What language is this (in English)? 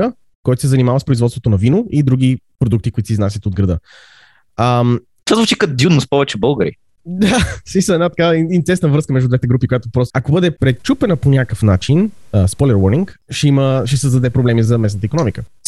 Bulgarian